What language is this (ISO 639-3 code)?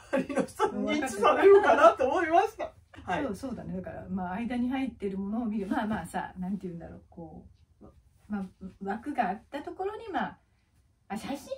jpn